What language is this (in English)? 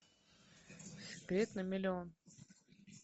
Russian